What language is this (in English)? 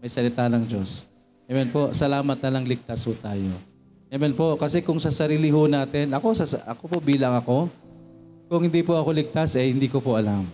Filipino